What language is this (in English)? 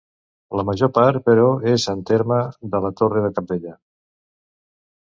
Catalan